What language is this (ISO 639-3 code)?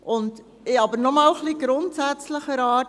gsw